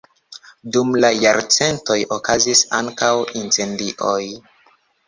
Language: Esperanto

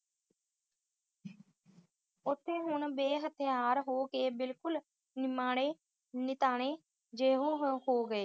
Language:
Punjabi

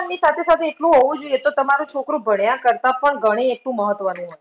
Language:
Gujarati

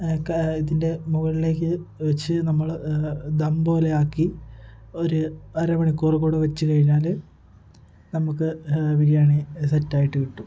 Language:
Malayalam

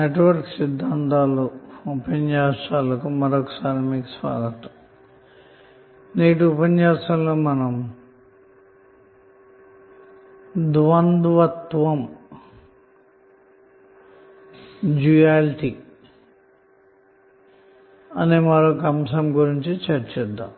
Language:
Telugu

